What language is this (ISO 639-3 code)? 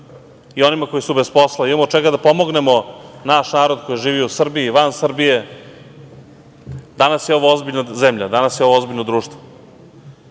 srp